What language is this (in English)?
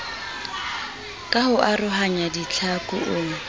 Southern Sotho